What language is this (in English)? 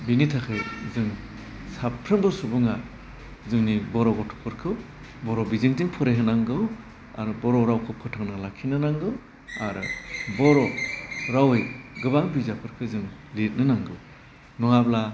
Bodo